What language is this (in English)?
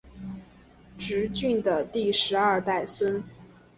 Chinese